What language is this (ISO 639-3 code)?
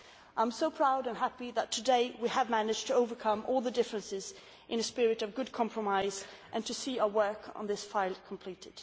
eng